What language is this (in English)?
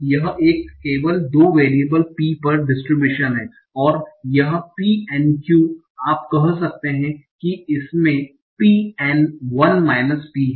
Hindi